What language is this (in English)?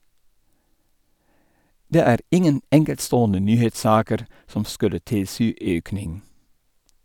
Norwegian